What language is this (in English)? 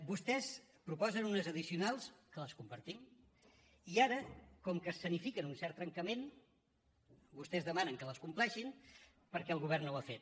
Catalan